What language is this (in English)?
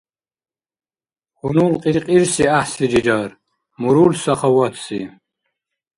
Dargwa